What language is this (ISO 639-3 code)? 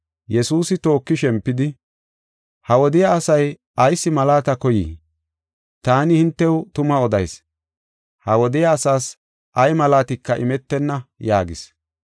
gof